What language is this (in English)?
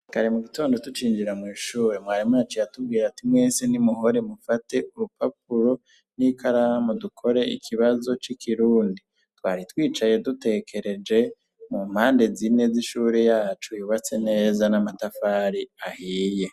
Rundi